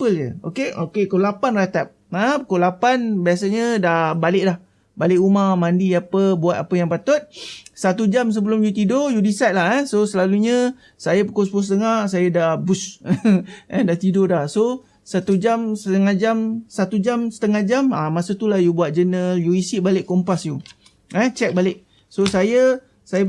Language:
Malay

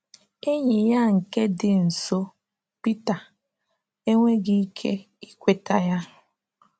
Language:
Igbo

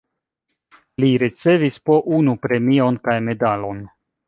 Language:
Esperanto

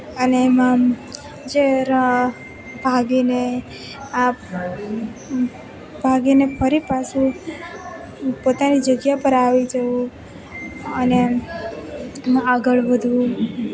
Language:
Gujarati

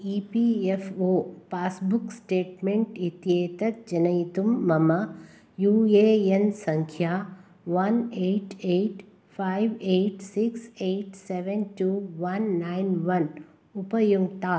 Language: Sanskrit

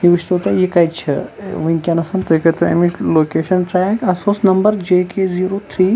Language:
Kashmiri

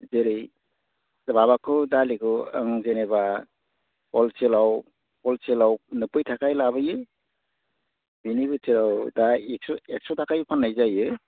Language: Bodo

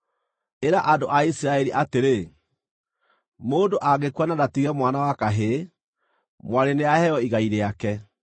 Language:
Kikuyu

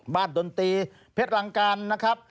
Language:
Thai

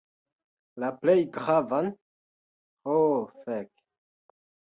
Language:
Esperanto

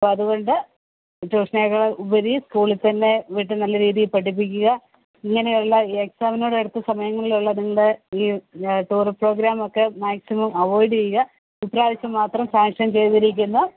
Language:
Malayalam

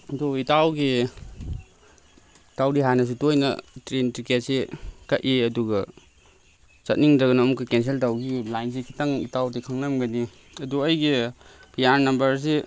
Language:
Manipuri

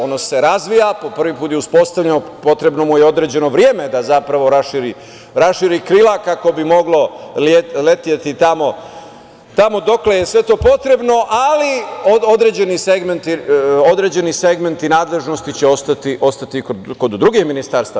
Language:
Serbian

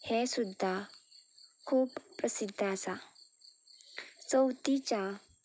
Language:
Konkani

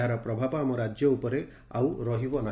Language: Odia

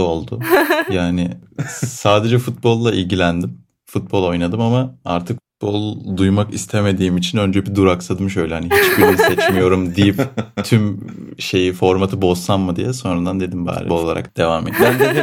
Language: Turkish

